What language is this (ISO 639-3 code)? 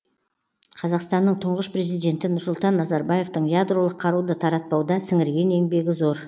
kaz